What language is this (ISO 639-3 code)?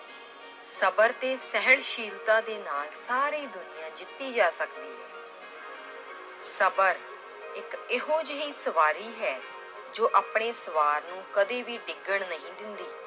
pan